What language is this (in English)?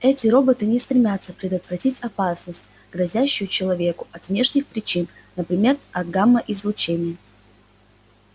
Russian